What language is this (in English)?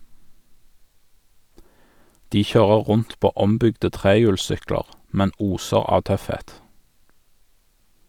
Norwegian